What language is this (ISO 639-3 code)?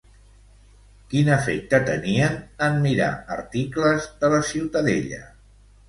cat